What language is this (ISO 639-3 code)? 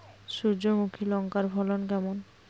ben